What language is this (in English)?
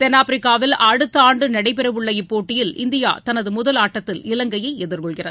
Tamil